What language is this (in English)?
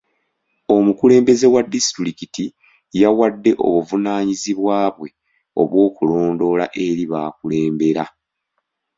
Ganda